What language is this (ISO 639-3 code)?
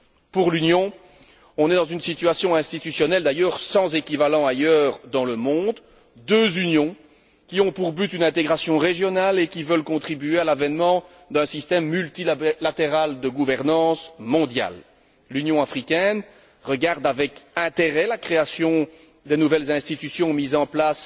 fra